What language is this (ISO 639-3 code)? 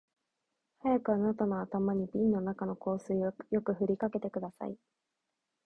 jpn